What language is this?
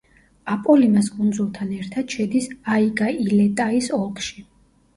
Georgian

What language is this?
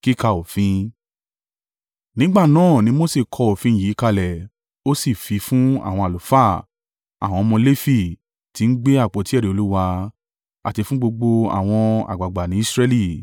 Yoruba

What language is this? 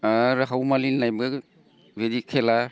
Bodo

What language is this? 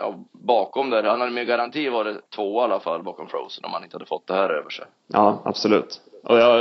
Swedish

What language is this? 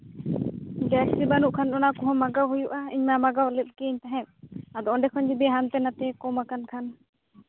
Santali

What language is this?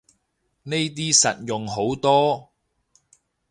Cantonese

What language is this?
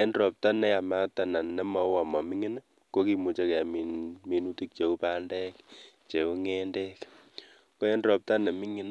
Kalenjin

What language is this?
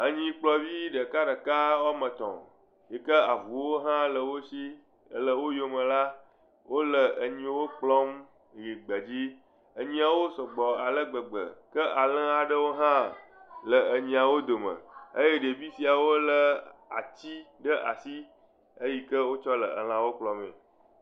Ewe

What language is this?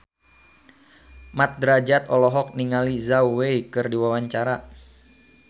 Sundanese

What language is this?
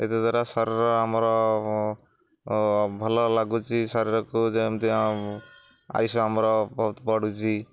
Odia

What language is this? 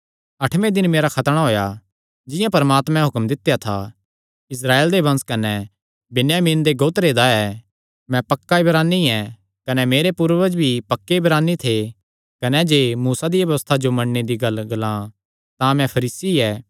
Kangri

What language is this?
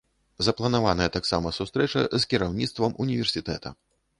Belarusian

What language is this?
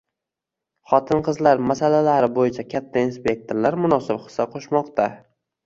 Uzbek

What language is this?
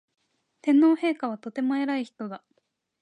Japanese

